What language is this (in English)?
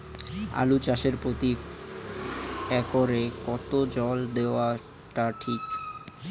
Bangla